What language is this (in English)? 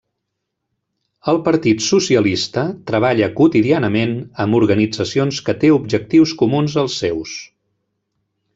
Catalan